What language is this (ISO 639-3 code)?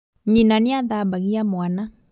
kik